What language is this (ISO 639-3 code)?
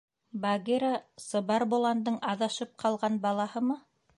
bak